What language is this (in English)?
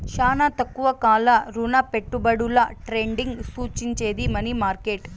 Telugu